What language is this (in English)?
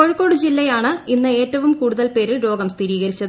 Malayalam